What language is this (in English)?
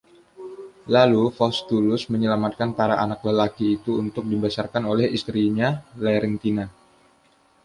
Indonesian